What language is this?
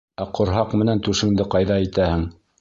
Bashkir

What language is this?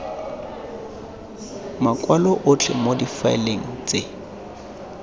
Tswana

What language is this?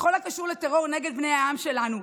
Hebrew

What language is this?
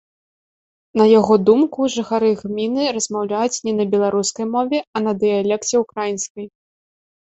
Belarusian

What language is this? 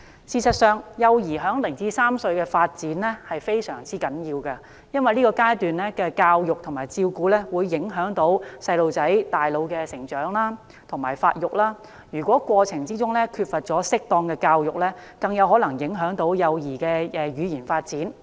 Cantonese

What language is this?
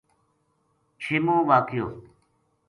Gujari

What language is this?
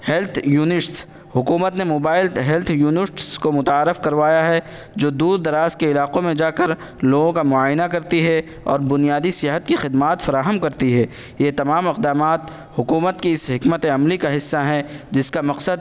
Urdu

